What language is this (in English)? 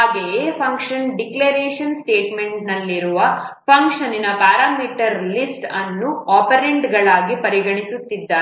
Kannada